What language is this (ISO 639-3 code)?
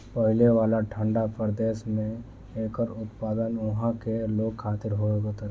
bho